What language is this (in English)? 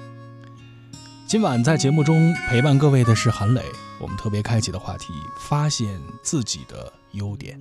Chinese